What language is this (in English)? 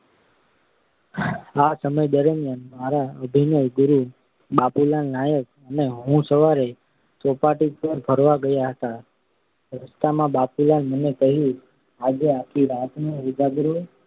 Gujarati